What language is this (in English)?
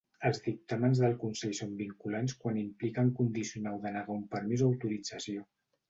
Catalan